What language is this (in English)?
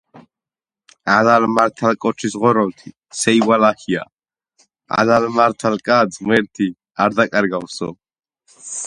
Georgian